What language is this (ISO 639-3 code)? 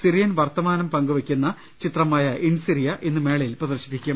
mal